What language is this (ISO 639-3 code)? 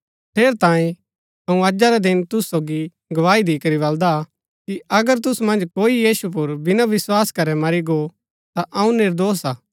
gbk